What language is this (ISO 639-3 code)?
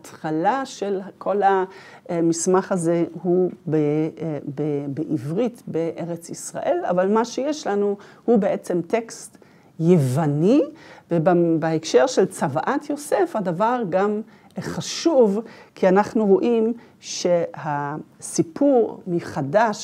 heb